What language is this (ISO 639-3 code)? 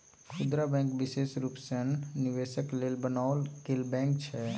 mai